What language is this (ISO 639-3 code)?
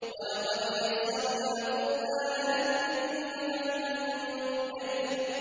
ara